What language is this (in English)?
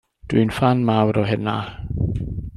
Welsh